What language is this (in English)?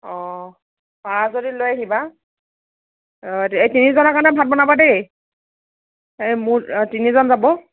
Assamese